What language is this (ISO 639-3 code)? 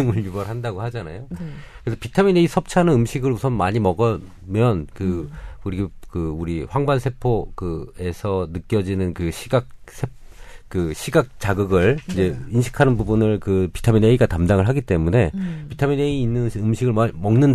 kor